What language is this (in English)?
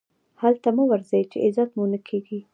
Pashto